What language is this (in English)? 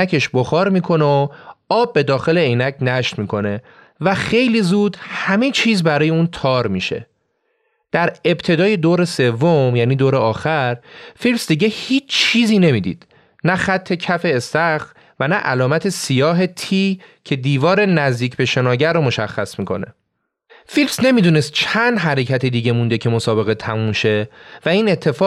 Persian